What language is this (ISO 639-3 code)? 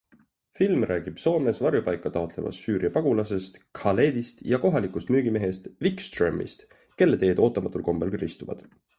est